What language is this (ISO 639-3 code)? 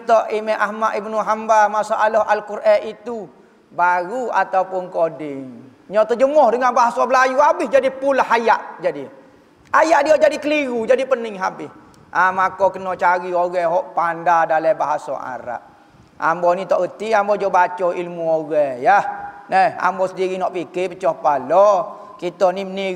msa